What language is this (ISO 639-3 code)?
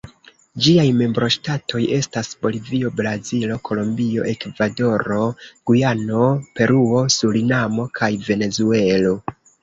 epo